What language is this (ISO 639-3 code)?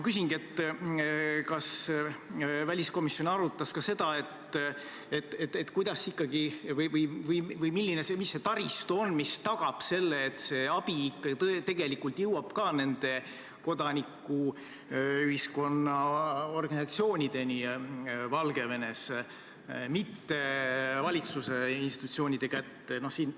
est